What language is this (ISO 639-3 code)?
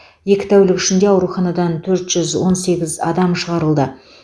kaz